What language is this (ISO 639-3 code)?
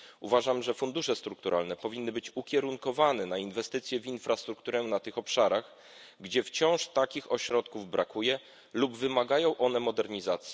pol